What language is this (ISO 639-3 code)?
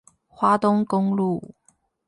zho